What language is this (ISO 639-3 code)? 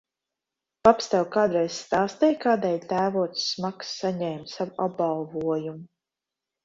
lav